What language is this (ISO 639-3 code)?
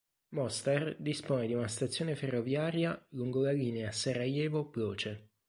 ita